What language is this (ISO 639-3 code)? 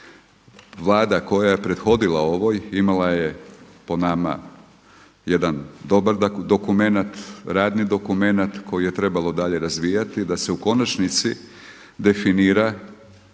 hrv